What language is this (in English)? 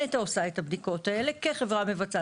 Hebrew